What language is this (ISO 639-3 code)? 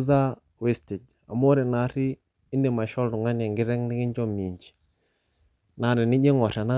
mas